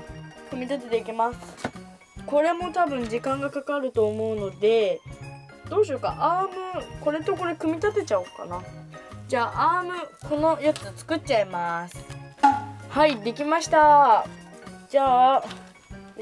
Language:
Japanese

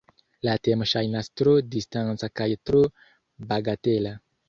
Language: Esperanto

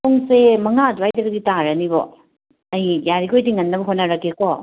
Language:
Manipuri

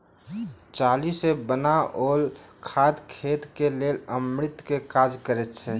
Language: Maithili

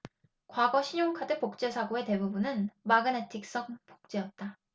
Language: Korean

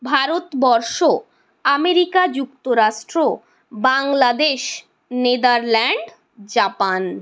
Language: Bangla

